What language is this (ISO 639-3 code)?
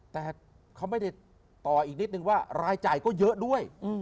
tha